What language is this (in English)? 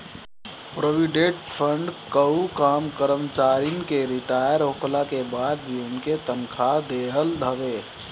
Bhojpuri